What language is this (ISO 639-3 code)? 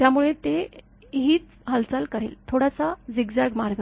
mar